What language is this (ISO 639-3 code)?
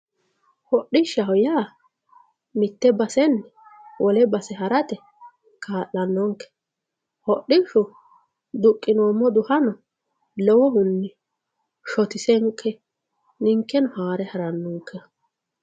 sid